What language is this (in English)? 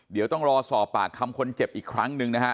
Thai